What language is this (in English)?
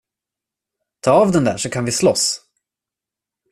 Swedish